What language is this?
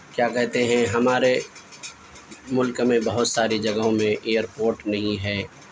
Urdu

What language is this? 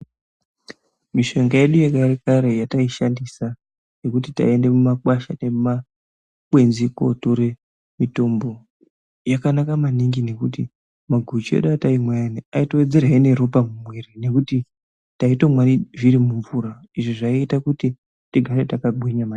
Ndau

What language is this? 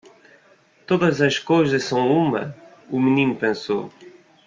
Portuguese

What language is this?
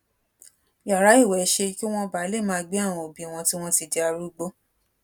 Yoruba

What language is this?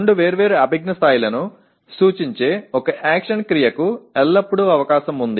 Telugu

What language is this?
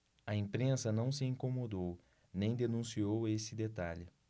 Portuguese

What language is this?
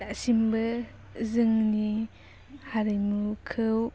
Bodo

